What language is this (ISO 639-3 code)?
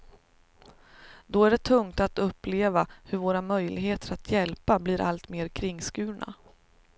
swe